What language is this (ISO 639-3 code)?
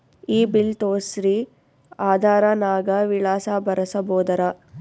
kan